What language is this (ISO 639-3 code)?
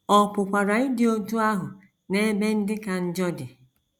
ibo